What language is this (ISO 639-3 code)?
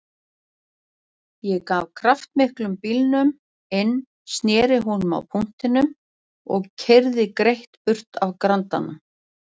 isl